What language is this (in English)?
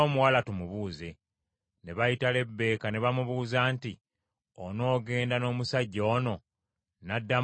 Ganda